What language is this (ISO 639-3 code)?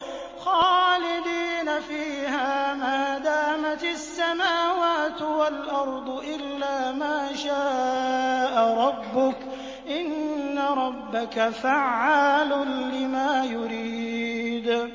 ara